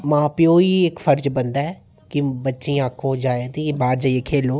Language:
Dogri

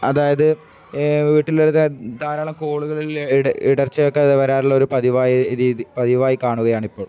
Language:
Malayalam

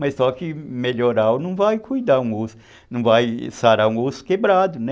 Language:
Portuguese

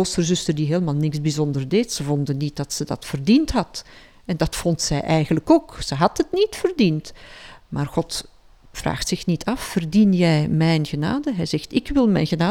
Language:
Dutch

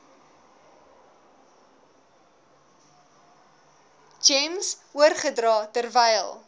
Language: Afrikaans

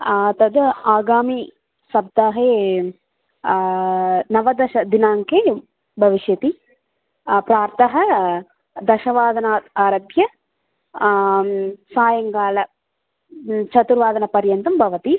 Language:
Sanskrit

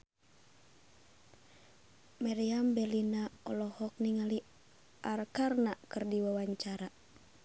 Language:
Sundanese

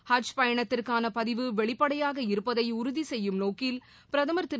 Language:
Tamil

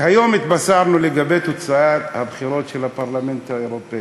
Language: Hebrew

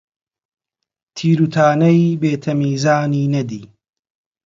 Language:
Central Kurdish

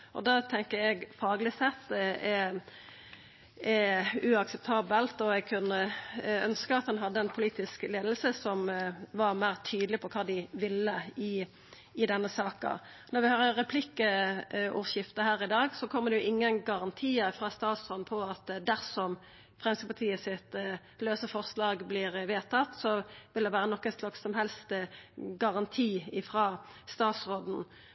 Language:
Norwegian Nynorsk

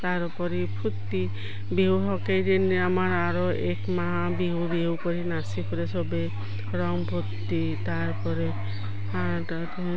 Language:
Assamese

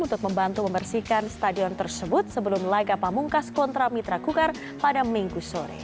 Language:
Indonesian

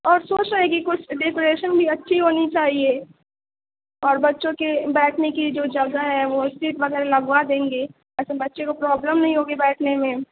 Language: Urdu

